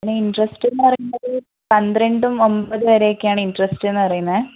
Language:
Malayalam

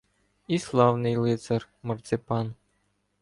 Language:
Ukrainian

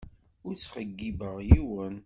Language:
Kabyle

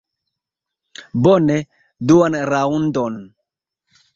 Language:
Esperanto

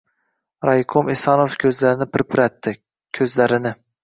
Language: Uzbek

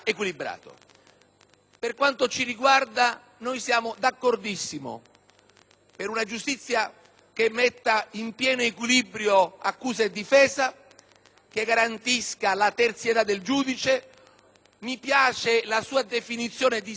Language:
Italian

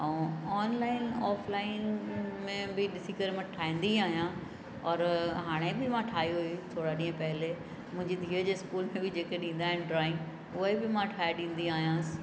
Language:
Sindhi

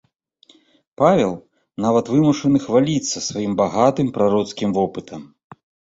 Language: Belarusian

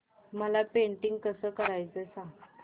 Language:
Marathi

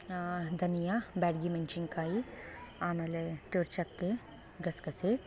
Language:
Kannada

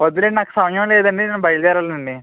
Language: Telugu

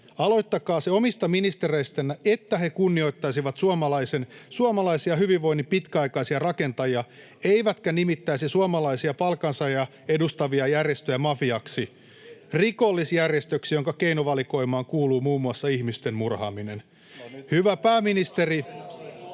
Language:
Finnish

